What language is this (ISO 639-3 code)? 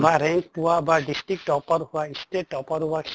asm